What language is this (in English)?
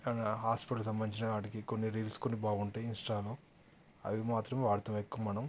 Telugu